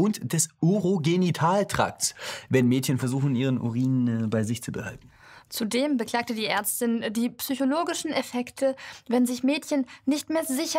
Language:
German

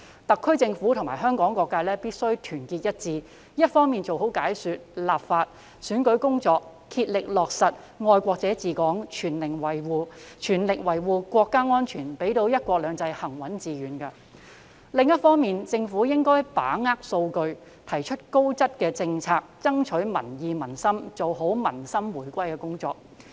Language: Cantonese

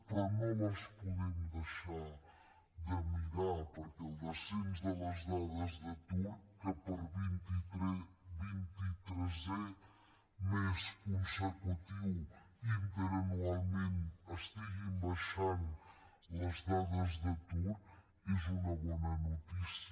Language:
Catalan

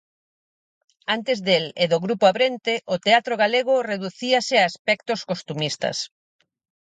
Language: Galician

